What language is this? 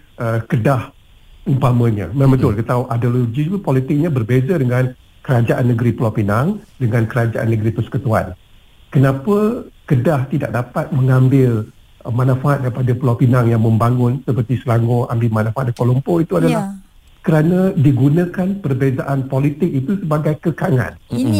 Malay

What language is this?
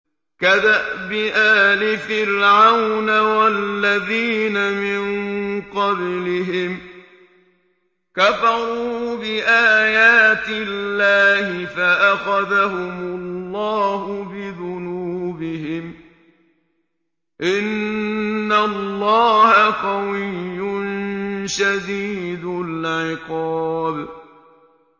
Arabic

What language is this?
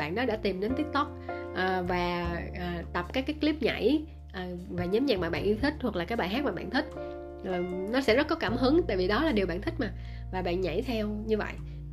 Vietnamese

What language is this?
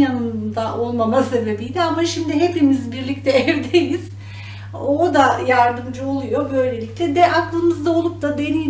Turkish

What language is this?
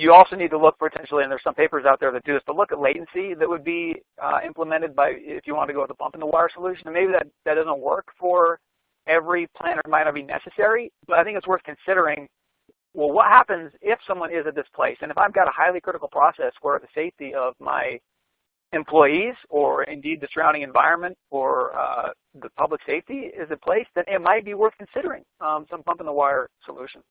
English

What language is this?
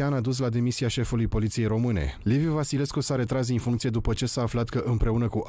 Romanian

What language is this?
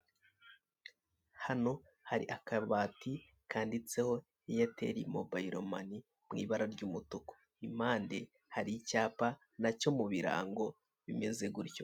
Kinyarwanda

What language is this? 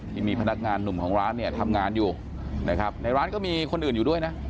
Thai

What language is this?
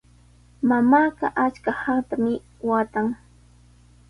Sihuas Ancash Quechua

